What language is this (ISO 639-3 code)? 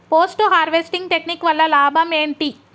tel